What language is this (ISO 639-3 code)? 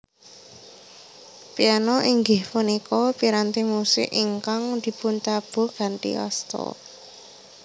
jav